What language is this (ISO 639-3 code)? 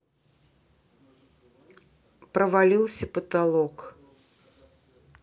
rus